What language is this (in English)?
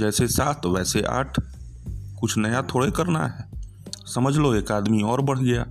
Hindi